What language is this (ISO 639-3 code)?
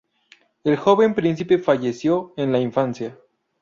spa